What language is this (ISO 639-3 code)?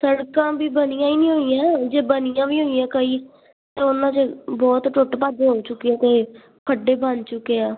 pan